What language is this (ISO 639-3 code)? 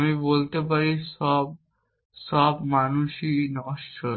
ben